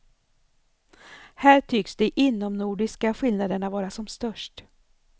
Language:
Swedish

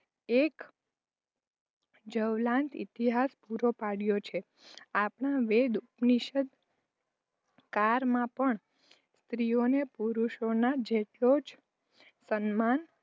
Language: Gujarati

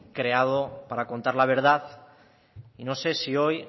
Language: Spanish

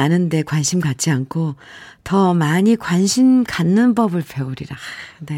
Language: Korean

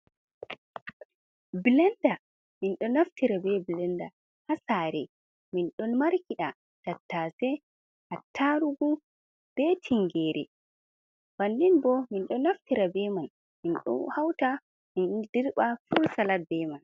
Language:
Fula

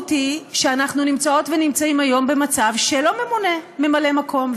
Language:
Hebrew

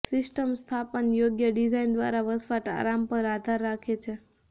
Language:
Gujarati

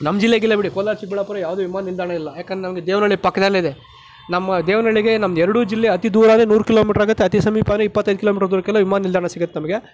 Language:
Kannada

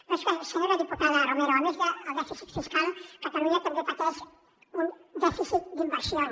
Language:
Catalan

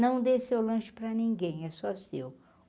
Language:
Portuguese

